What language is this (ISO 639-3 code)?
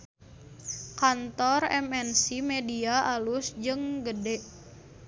sun